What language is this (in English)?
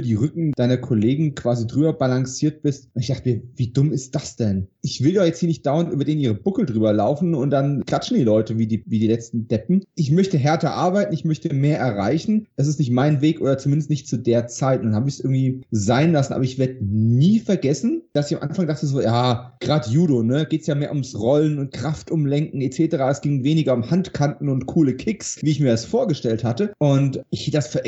German